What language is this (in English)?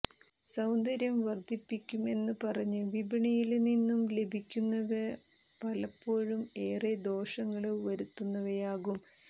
Malayalam